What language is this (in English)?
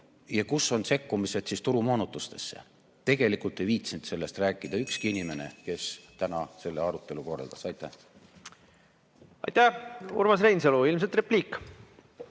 Estonian